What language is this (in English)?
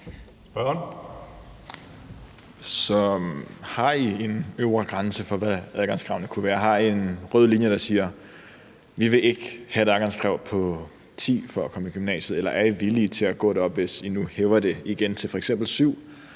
Danish